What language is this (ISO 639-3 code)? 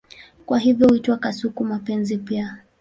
swa